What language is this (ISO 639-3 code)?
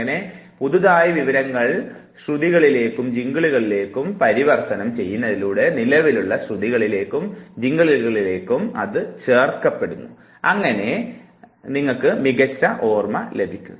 mal